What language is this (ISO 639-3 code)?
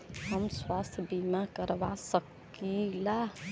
bho